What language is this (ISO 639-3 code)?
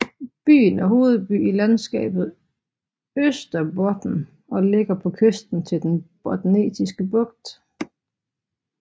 dan